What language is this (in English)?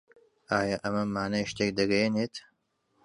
Central Kurdish